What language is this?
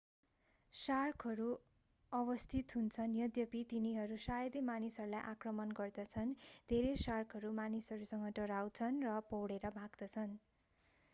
Nepali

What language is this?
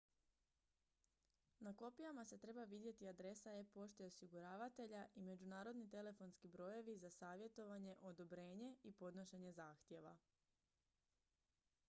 Croatian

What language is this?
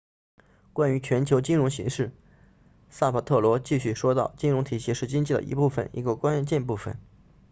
Chinese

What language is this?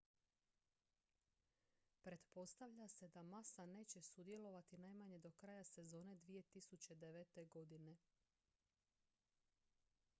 Croatian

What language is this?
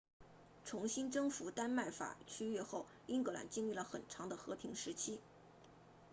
Chinese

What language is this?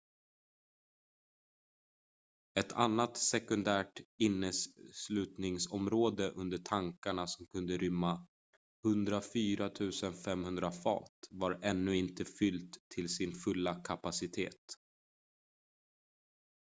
Swedish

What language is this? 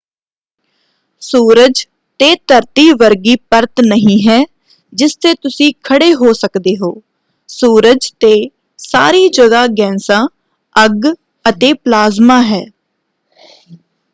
Punjabi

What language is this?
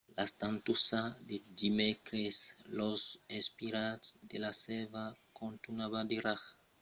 Occitan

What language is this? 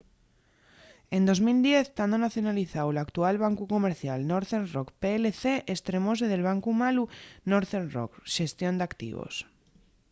Asturian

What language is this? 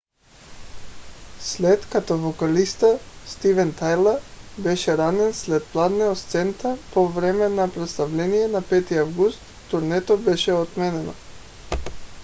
Bulgarian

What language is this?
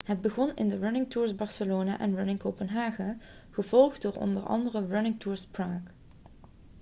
Dutch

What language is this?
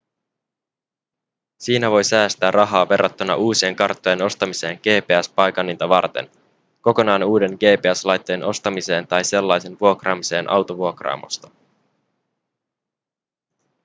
Finnish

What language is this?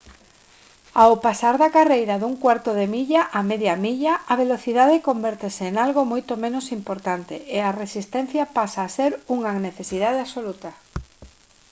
Galician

